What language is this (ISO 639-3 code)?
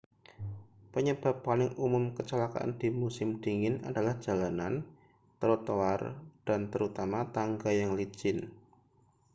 ind